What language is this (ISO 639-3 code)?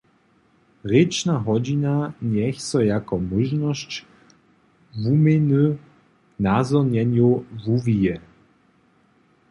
hsb